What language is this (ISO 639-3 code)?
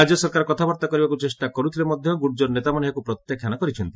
ori